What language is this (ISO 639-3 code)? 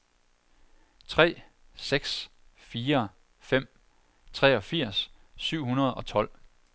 dan